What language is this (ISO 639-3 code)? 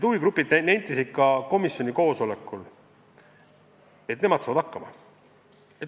est